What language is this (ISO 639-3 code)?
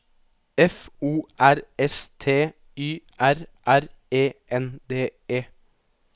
nor